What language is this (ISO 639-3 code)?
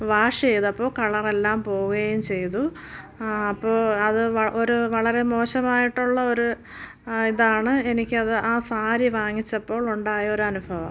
mal